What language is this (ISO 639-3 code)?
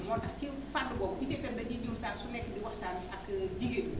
wol